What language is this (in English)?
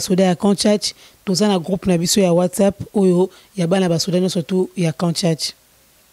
French